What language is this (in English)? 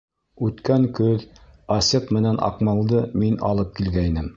Bashkir